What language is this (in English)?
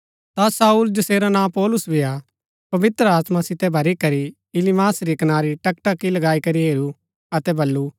Gaddi